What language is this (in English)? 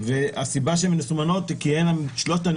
Hebrew